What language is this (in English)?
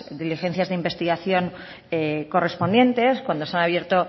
Spanish